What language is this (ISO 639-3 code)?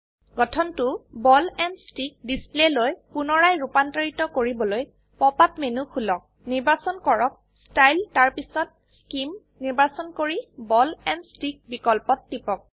asm